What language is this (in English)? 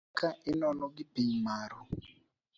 Luo (Kenya and Tanzania)